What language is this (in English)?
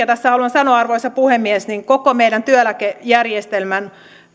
Finnish